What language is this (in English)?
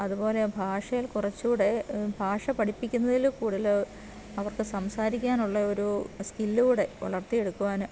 Malayalam